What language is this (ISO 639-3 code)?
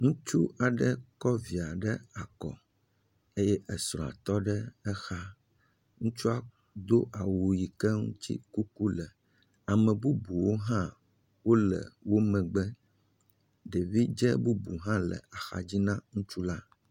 ewe